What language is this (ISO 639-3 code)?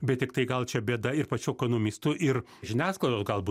lit